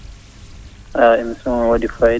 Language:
Fula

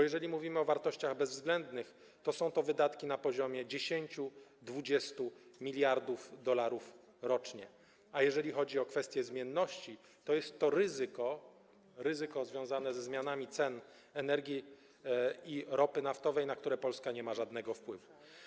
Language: Polish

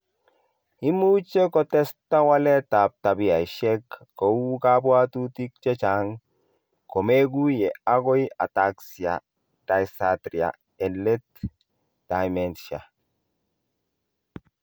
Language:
Kalenjin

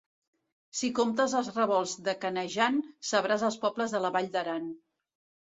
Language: Catalan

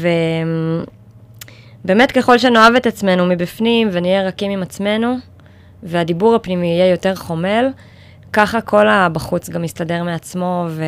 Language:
Hebrew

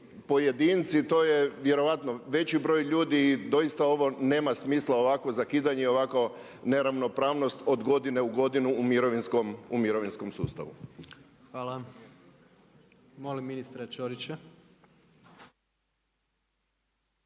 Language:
Croatian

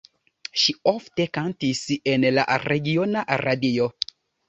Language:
Esperanto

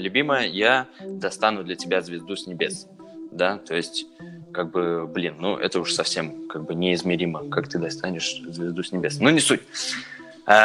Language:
Russian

